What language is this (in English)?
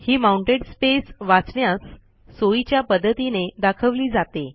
Marathi